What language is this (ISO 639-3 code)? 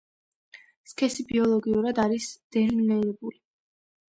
kat